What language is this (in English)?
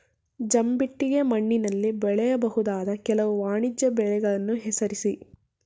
Kannada